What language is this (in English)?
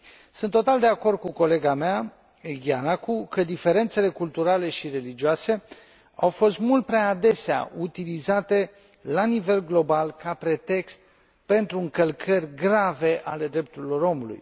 Romanian